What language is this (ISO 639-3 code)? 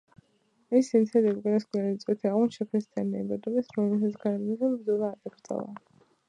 kat